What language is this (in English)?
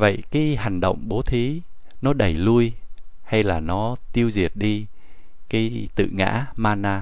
Vietnamese